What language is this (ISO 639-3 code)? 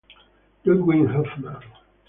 ita